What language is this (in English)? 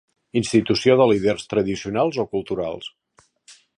Catalan